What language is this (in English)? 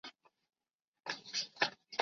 Chinese